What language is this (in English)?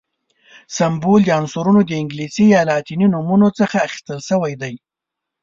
Pashto